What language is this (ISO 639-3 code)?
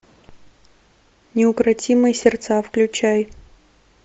rus